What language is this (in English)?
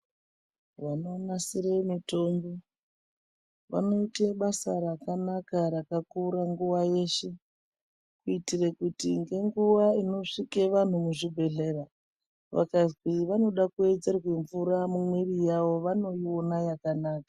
Ndau